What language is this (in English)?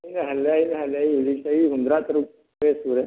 Manipuri